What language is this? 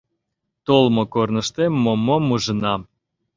Mari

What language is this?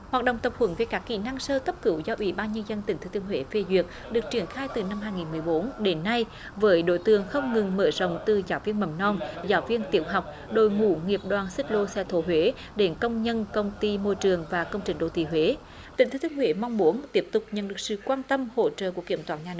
Vietnamese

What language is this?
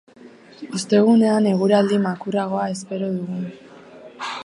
Basque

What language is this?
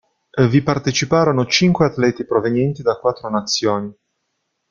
Italian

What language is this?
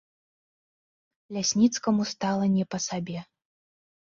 Belarusian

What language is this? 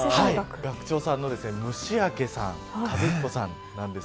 Japanese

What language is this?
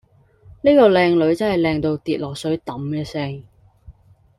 Cantonese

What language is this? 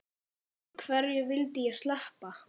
Icelandic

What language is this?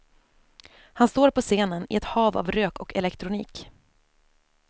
Swedish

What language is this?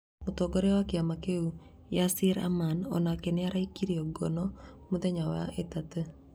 Kikuyu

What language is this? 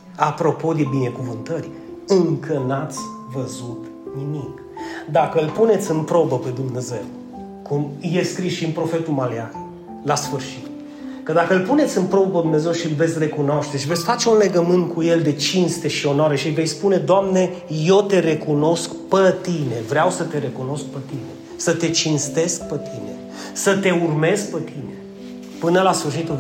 Romanian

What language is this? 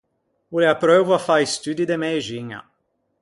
Ligurian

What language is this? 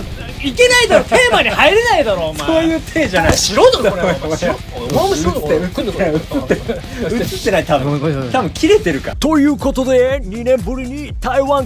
Japanese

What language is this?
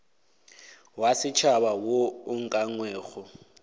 Northern Sotho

